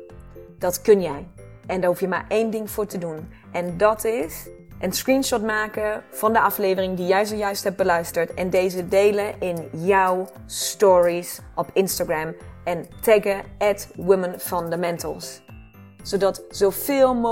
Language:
Dutch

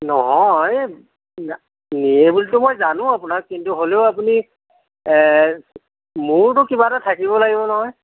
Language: Assamese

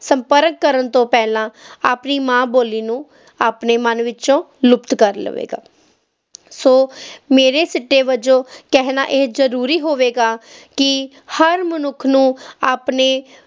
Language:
Punjabi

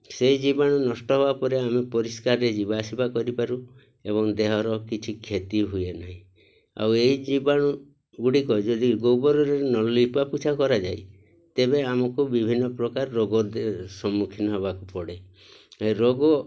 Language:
Odia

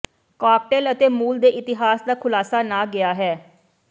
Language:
Punjabi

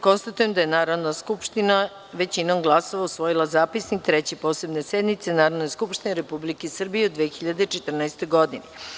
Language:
Serbian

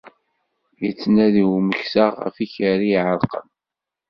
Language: Kabyle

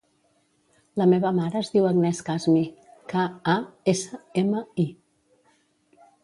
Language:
Catalan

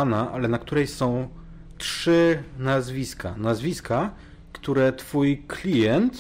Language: Polish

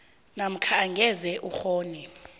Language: South Ndebele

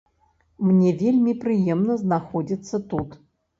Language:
Belarusian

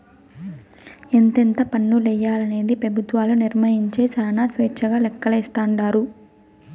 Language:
Telugu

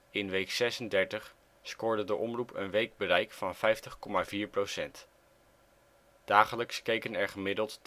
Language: Dutch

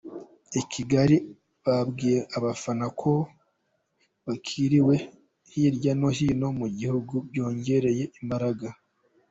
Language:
Kinyarwanda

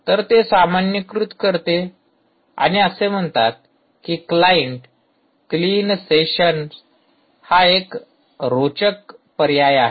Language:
Marathi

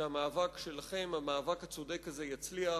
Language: Hebrew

